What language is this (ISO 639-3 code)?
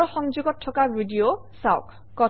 asm